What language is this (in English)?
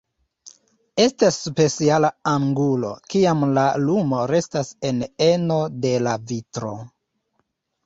Esperanto